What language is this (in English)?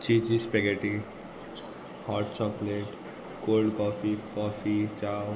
Konkani